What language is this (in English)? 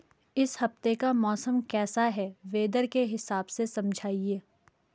Hindi